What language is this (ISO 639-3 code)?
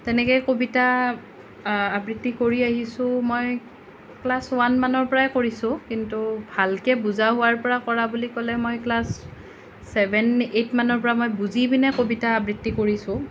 asm